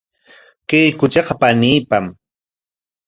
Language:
Corongo Ancash Quechua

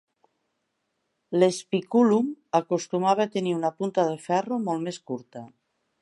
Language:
Catalan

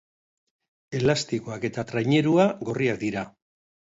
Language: Basque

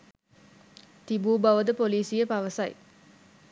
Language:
Sinhala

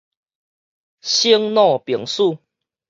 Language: Min Nan Chinese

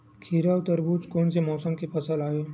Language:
Chhattisgarhi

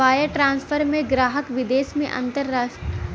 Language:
Bhojpuri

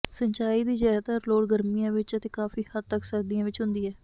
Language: Punjabi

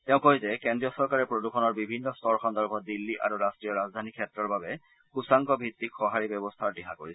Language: Assamese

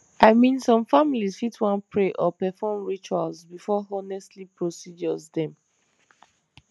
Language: Nigerian Pidgin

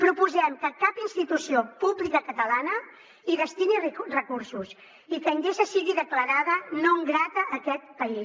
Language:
Catalan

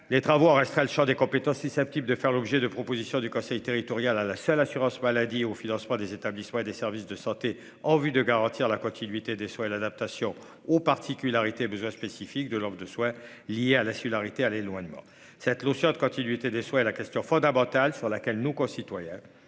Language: French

